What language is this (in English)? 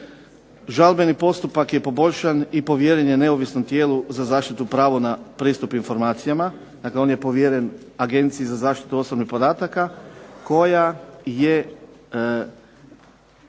Croatian